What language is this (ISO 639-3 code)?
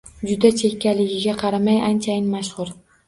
uzb